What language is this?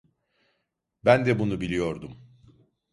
Turkish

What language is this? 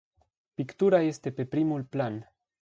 Romanian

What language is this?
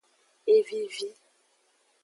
Aja (Benin)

